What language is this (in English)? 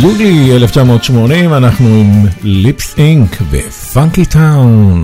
Hebrew